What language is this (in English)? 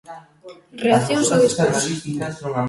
Galician